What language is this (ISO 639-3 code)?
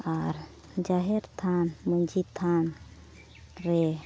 sat